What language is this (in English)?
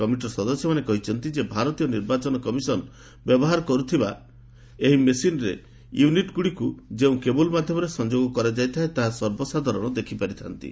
Odia